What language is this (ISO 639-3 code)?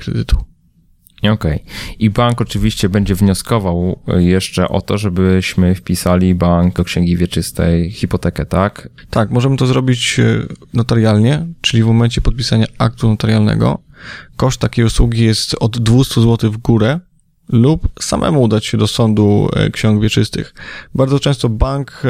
pol